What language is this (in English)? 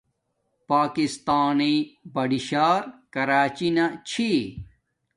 Domaaki